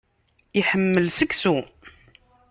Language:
Kabyle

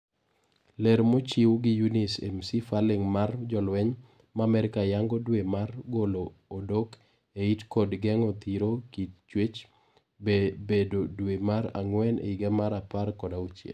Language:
Luo (Kenya and Tanzania)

